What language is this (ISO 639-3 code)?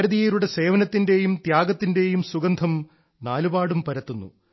mal